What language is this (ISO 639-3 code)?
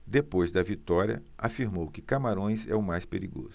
por